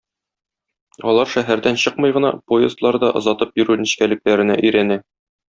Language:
Tatar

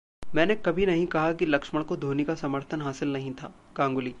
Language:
Hindi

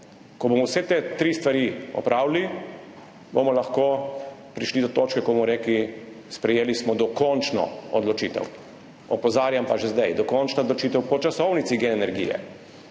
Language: Slovenian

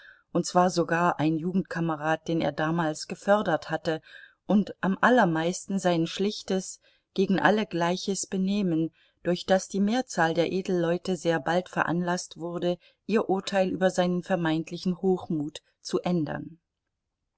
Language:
German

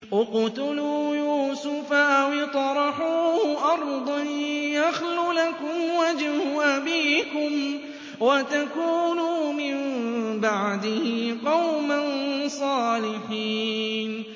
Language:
Arabic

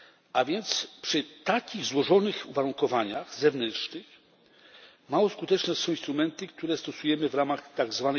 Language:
Polish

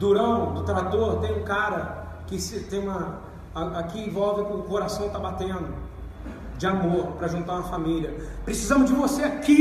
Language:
Portuguese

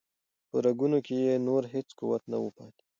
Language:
Pashto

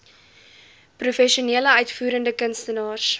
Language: Afrikaans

